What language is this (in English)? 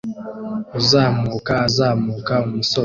Kinyarwanda